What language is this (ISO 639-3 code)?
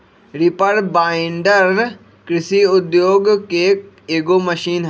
mag